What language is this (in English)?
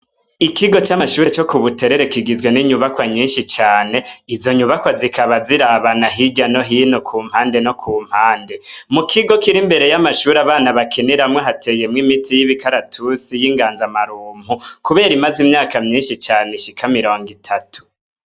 Rundi